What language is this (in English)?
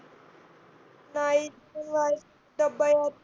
Marathi